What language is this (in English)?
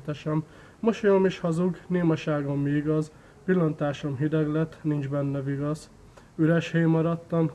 Hungarian